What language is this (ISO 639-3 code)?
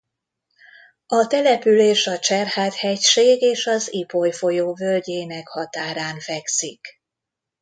hun